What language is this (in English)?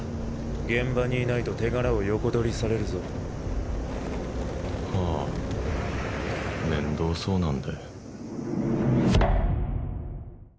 Japanese